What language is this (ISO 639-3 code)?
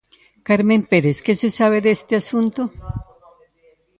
glg